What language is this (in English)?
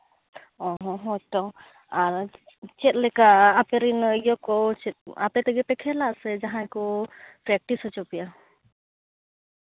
Santali